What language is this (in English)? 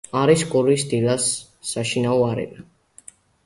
Georgian